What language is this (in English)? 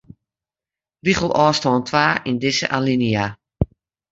Western Frisian